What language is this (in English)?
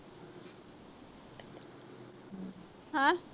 Punjabi